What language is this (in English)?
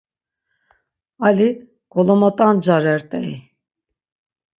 Laz